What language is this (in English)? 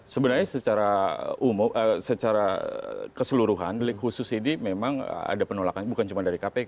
Indonesian